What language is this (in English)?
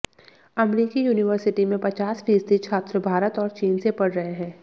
Hindi